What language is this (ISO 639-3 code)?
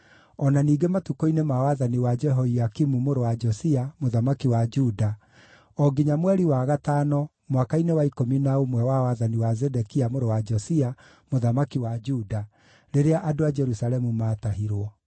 kik